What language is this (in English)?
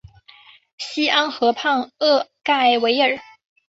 Chinese